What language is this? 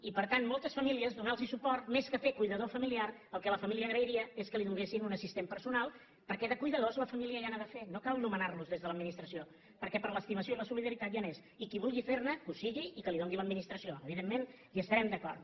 Catalan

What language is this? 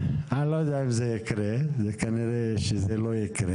Hebrew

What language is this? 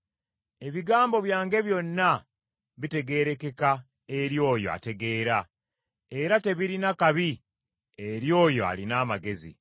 Ganda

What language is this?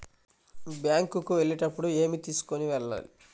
Telugu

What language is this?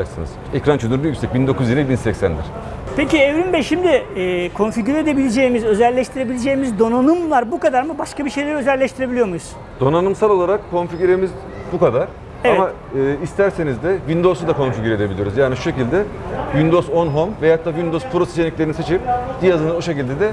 Turkish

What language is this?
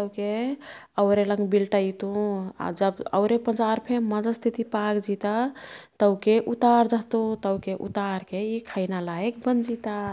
Kathoriya Tharu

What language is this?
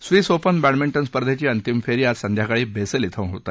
Marathi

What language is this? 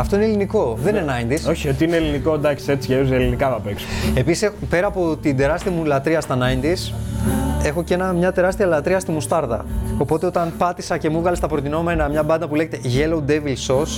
Greek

